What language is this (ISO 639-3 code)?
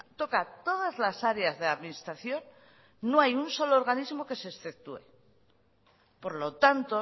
spa